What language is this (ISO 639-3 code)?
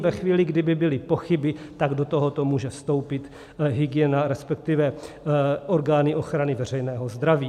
ces